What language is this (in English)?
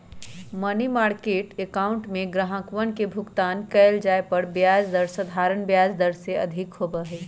Magahi